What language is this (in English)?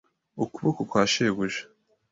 Kinyarwanda